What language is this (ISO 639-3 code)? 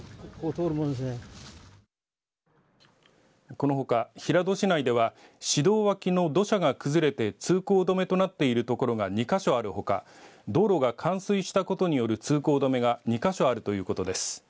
jpn